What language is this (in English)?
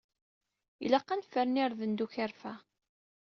Kabyle